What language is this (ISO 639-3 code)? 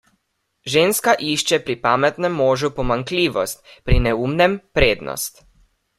slv